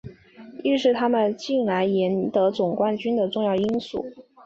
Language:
Chinese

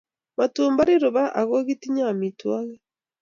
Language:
Kalenjin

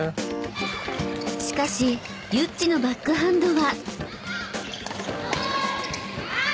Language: Japanese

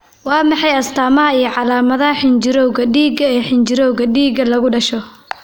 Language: Somali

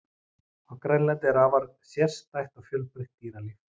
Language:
Icelandic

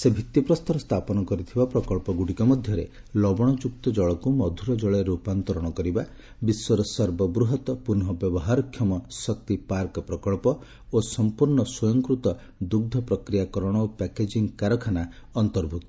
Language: Odia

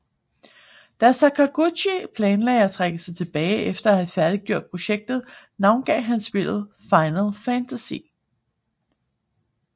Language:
Danish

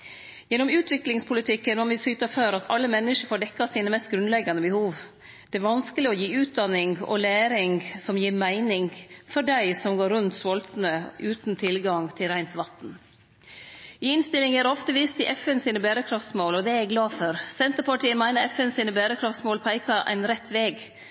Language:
Norwegian Nynorsk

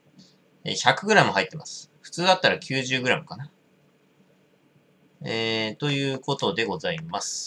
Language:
Japanese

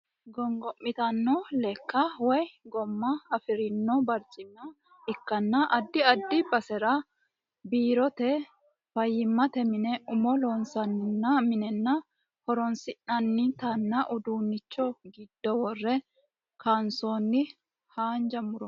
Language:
Sidamo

